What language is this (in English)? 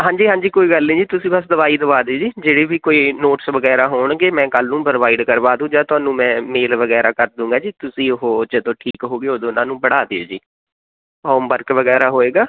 Punjabi